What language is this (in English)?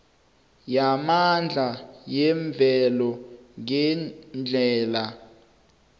South Ndebele